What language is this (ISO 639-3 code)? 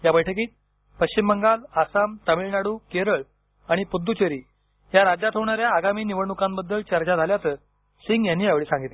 mar